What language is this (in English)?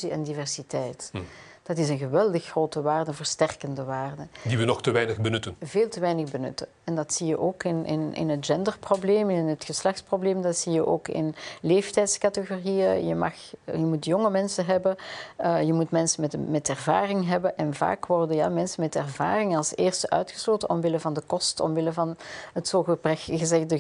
Dutch